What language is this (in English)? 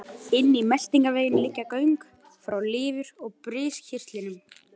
Icelandic